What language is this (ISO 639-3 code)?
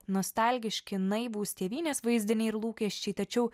lit